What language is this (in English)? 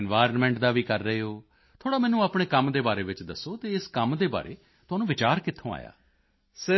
Punjabi